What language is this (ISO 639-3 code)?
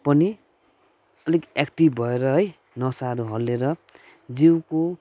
nep